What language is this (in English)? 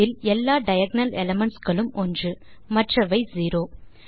Tamil